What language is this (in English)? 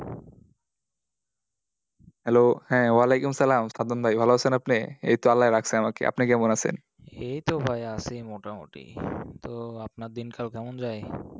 Bangla